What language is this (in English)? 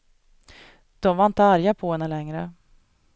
Swedish